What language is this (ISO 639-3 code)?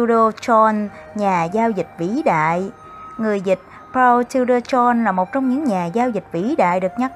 vie